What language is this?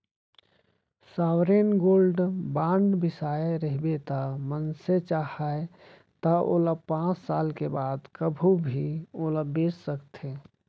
Chhattisgarhi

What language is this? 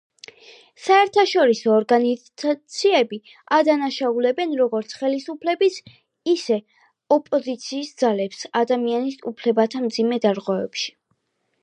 Georgian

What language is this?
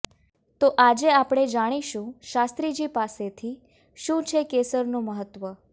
Gujarati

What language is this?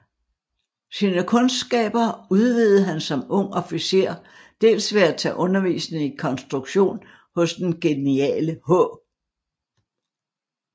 Danish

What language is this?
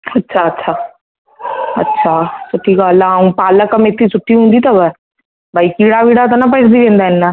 Sindhi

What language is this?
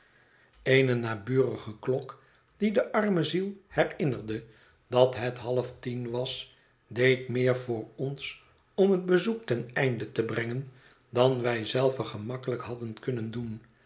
Dutch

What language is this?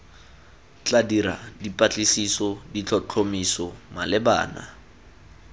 Tswana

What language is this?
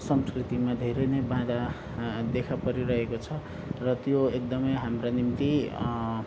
Nepali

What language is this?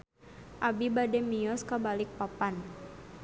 Sundanese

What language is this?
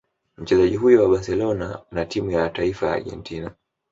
Swahili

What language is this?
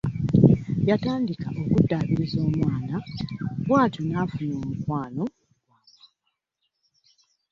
Ganda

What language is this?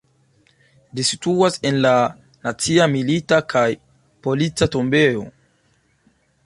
Esperanto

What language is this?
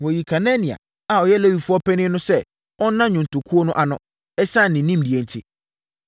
Akan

